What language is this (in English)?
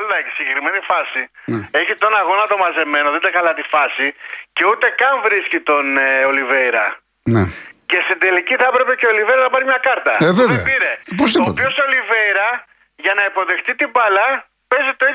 Greek